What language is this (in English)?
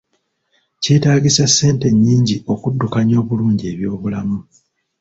Ganda